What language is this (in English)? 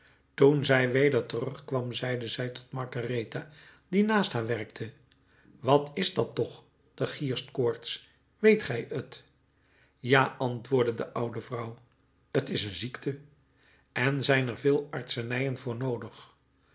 Dutch